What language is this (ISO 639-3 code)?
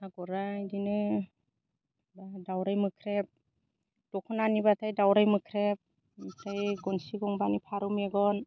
brx